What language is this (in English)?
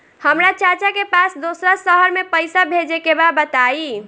Bhojpuri